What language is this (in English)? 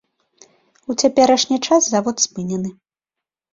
Belarusian